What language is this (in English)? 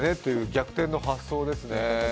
Japanese